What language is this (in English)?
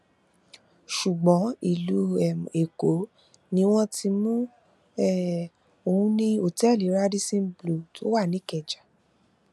Yoruba